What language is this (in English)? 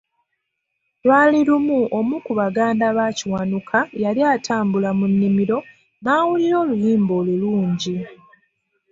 Ganda